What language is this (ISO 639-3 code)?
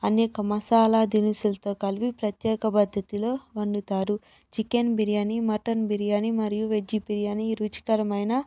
tel